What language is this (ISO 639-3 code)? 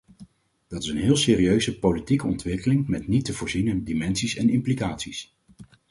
nld